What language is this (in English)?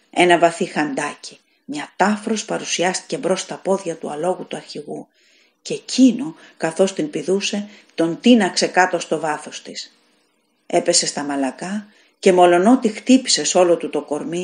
Greek